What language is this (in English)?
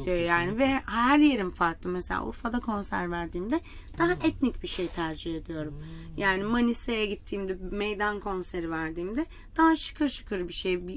Turkish